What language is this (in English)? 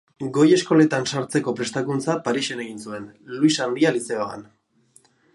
Basque